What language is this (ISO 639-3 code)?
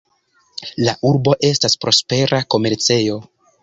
epo